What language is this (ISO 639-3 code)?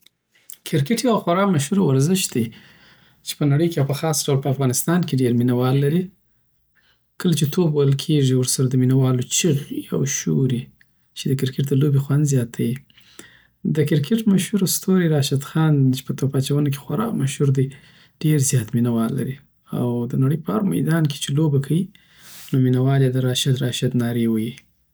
pbt